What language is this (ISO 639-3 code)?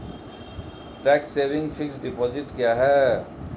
hin